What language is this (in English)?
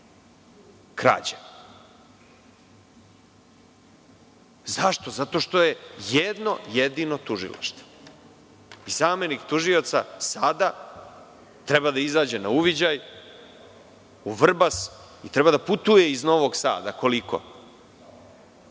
Serbian